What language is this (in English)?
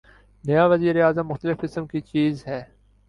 Urdu